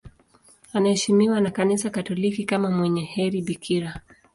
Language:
Swahili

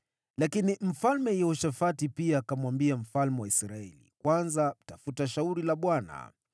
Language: Swahili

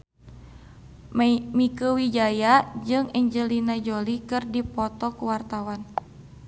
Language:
Sundanese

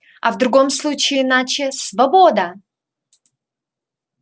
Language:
Russian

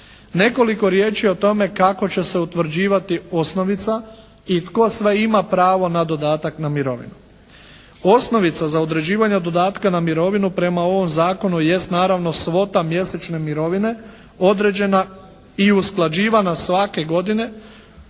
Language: Croatian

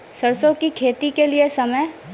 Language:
Maithili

